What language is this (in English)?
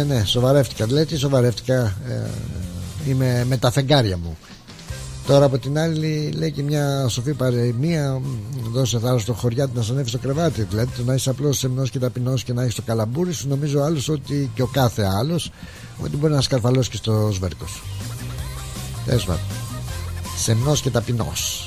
Greek